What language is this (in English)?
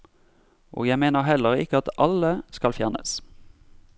Norwegian